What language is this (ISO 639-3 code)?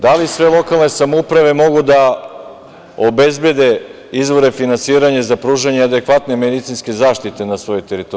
srp